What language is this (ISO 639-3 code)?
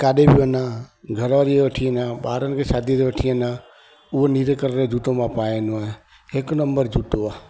snd